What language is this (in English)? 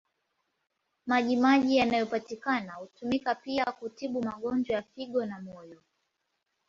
Swahili